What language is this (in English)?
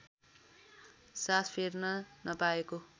Nepali